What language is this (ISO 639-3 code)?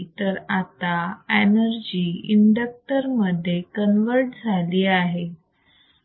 mar